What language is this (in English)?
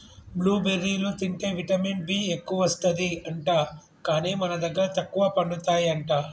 Telugu